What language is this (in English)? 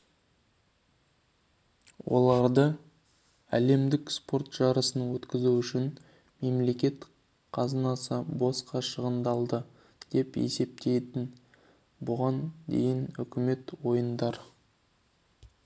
Kazakh